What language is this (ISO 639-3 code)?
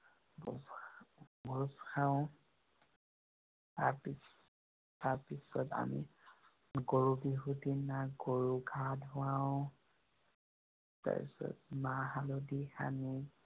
asm